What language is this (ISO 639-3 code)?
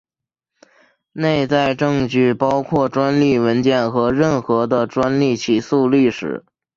zho